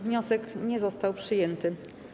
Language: Polish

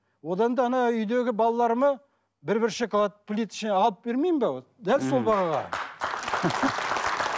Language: Kazakh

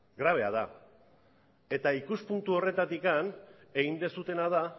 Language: Basque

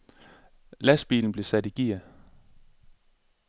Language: Danish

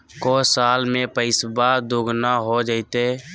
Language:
Magahi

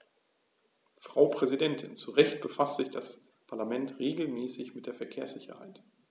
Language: German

